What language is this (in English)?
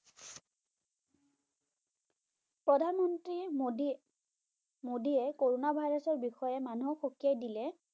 Bangla